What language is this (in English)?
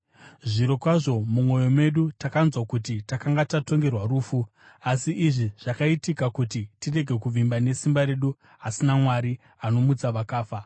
Shona